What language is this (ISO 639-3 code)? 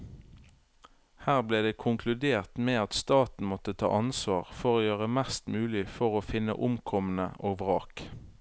nor